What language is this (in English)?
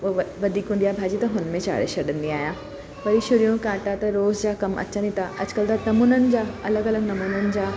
Sindhi